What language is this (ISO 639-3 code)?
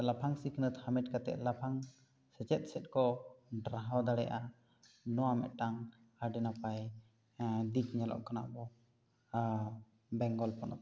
sat